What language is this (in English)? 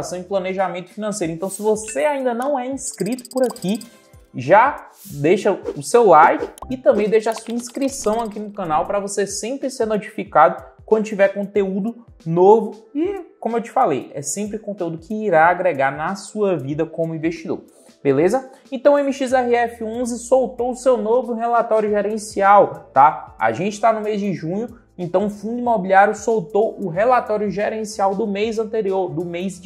Portuguese